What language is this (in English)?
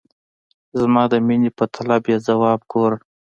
Pashto